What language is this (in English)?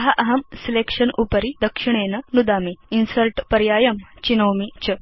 Sanskrit